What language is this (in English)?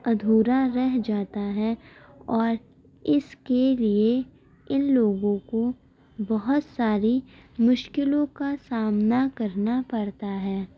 Urdu